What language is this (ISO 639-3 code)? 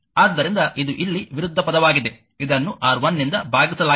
kan